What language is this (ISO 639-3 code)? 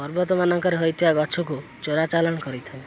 ori